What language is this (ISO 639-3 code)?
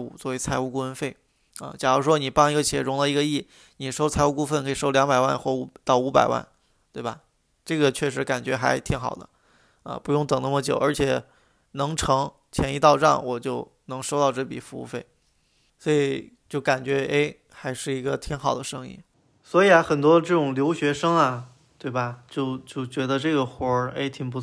zho